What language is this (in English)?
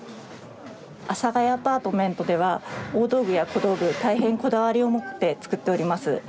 Japanese